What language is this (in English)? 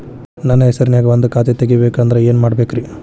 Kannada